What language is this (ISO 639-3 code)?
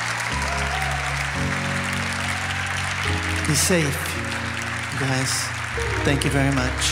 eng